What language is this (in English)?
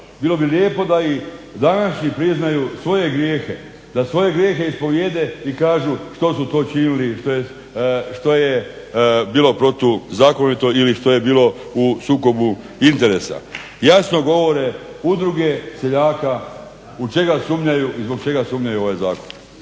Croatian